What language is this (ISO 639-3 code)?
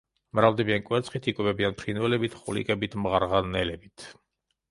kat